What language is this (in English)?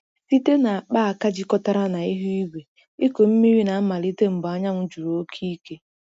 Igbo